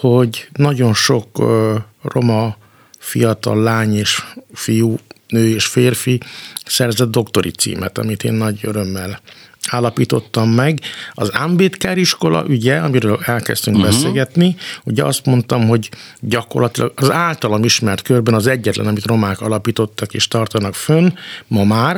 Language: Hungarian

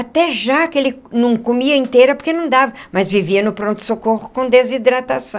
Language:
Portuguese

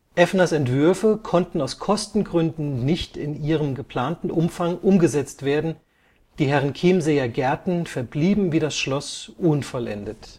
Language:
German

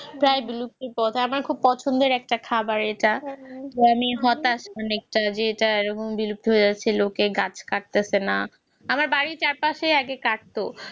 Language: Bangla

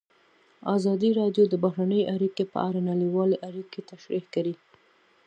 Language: Pashto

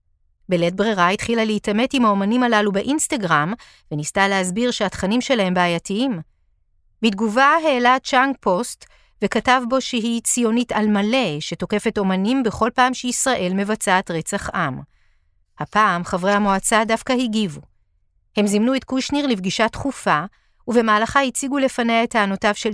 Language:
Hebrew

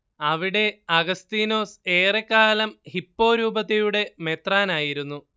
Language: Malayalam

